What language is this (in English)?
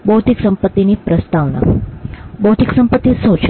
Gujarati